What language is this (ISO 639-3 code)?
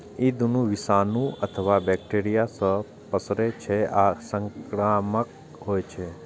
mai